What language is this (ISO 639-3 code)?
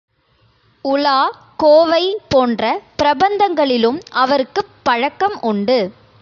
tam